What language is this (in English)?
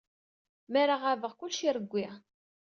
Kabyle